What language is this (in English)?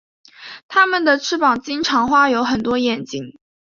Chinese